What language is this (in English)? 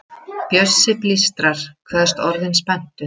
Icelandic